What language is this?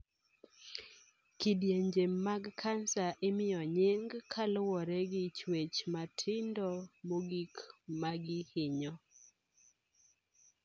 Luo (Kenya and Tanzania)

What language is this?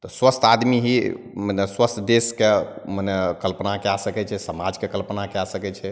Maithili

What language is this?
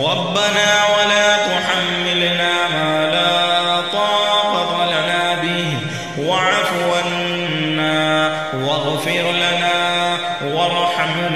Arabic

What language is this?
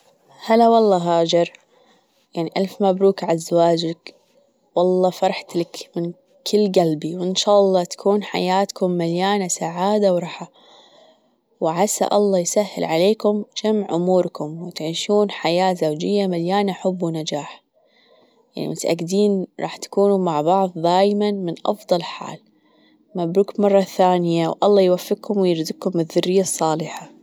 Gulf Arabic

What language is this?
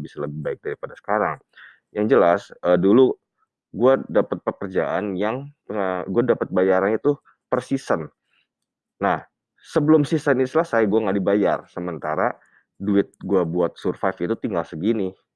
Indonesian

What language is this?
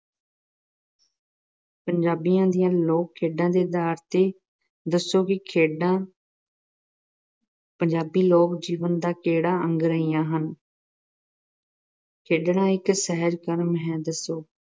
Punjabi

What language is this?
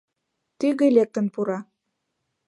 Mari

